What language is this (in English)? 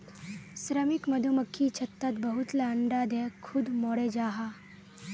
Magahi